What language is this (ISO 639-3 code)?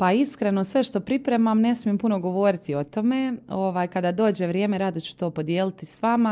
hrv